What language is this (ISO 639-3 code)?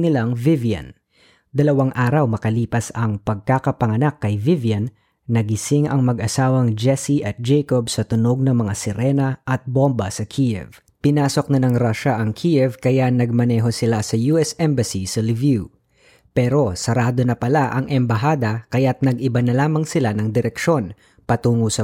fil